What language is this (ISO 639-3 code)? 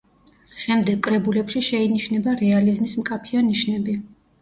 kat